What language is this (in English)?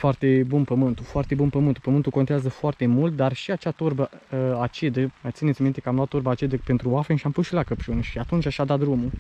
Romanian